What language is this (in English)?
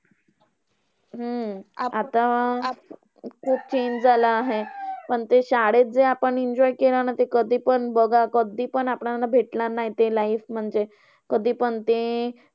Marathi